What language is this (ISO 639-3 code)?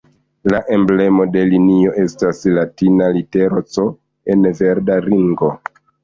epo